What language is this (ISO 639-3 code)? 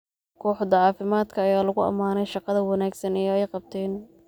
som